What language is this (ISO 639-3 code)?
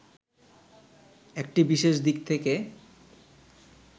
ben